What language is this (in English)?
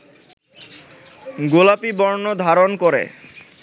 Bangla